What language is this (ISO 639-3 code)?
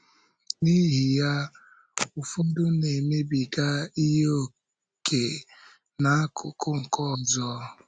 ibo